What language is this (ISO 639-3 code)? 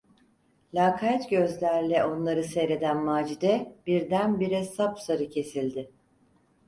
tur